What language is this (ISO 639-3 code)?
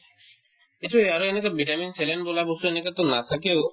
asm